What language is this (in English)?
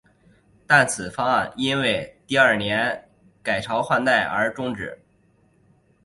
Chinese